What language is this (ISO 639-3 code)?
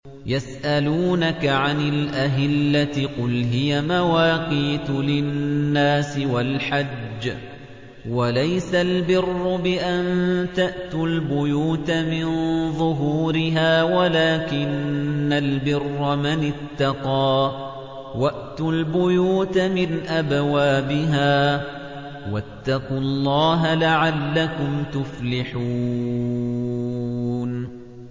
ara